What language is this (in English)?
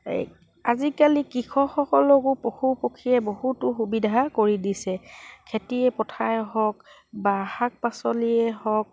Assamese